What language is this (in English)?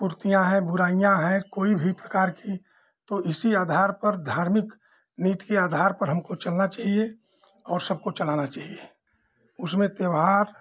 Hindi